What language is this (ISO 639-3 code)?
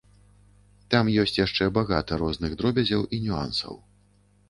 bel